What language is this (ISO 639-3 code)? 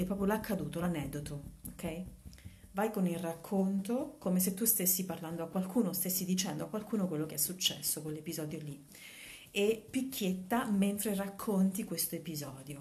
ita